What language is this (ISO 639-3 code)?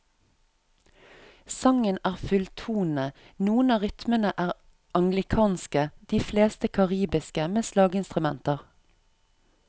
nor